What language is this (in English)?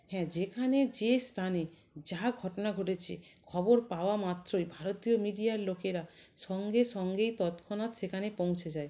Bangla